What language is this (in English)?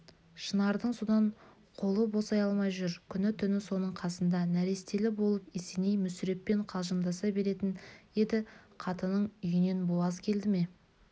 Kazakh